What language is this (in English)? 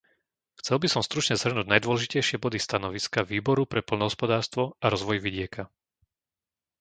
Slovak